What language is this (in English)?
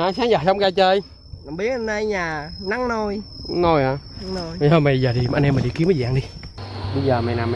Vietnamese